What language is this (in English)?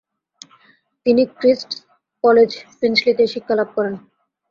Bangla